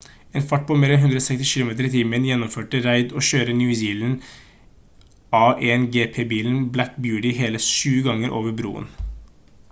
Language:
Norwegian Bokmål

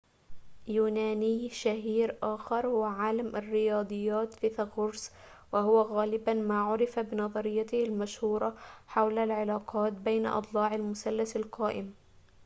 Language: Arabic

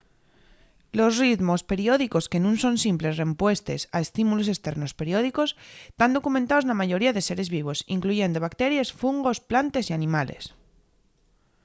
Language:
Asturian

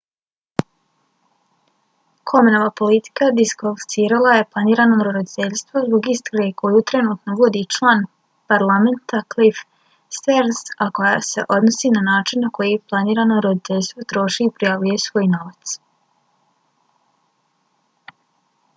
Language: Bosnian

